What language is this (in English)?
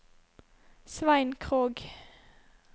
Norwegian